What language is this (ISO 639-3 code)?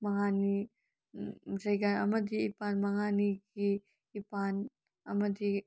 mni